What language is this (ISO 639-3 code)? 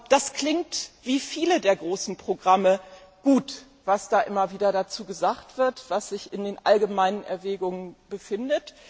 deu